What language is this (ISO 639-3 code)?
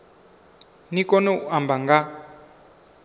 ven